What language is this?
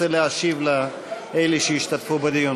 Hebrew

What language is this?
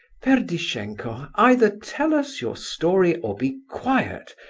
English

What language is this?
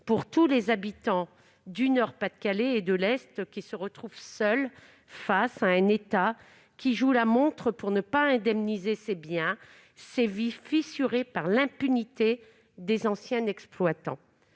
French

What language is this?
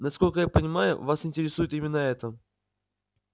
Russian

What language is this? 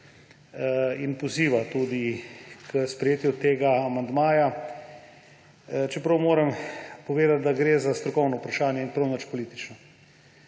Slovenian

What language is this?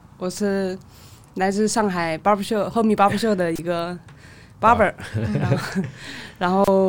Chinese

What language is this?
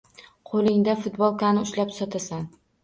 Uzbek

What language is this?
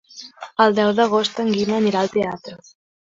Catalan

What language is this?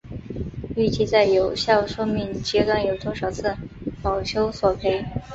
Chinese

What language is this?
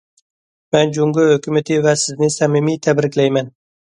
Uyghur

